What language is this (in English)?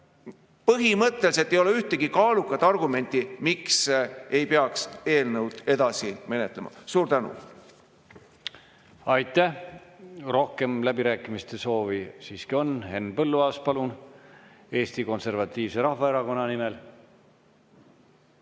Estonian